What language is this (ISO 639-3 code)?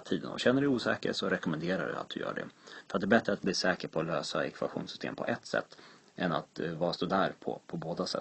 swe